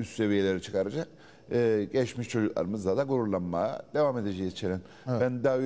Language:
Turkish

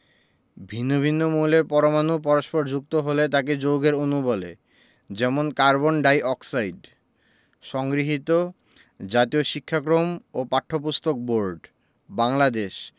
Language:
Bangla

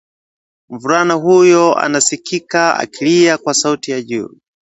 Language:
Swahili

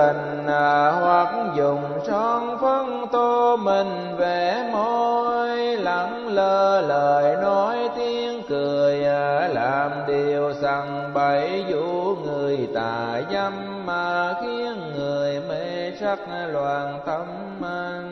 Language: Vietnamese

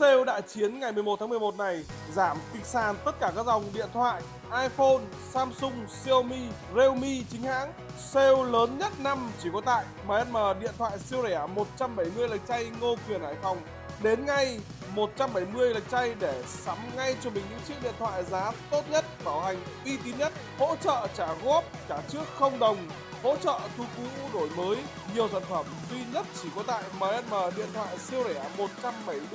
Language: Vietnamese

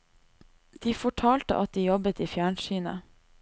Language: Norwegian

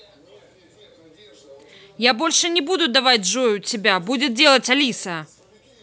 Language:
Russian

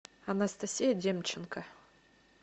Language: Russian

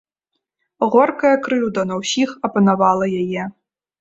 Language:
Belarusian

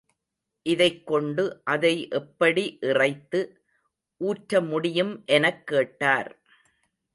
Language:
Tamil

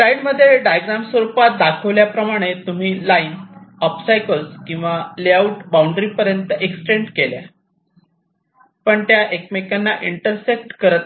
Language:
Marathi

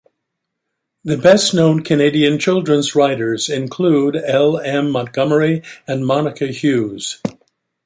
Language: English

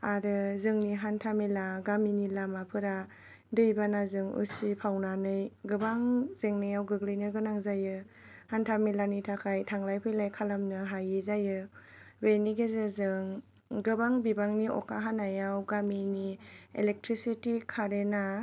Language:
Bodo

